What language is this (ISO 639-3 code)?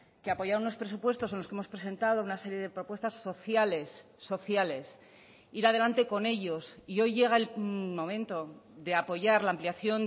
spa